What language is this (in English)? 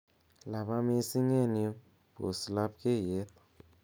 Kalenjin